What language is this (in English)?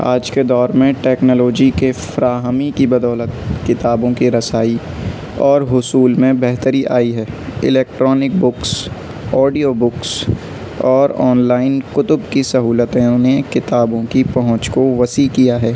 Urdu